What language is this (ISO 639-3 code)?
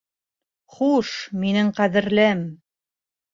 bak